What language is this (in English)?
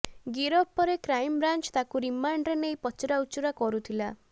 Odia